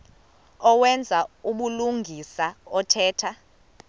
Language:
Xhosa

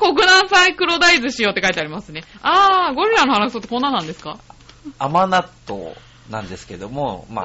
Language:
Japanese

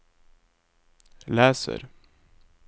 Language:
Norwegian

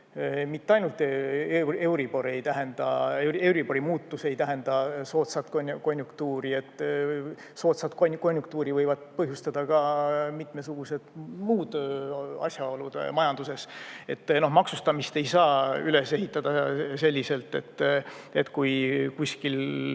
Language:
Estonian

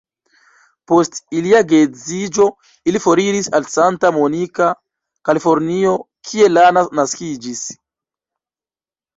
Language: Esperanto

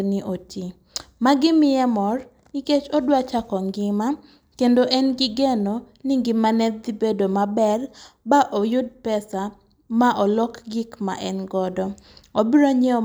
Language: Luo (Kenya and Tanzania)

